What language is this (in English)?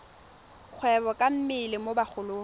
Tswana